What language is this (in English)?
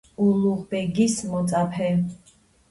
Georgian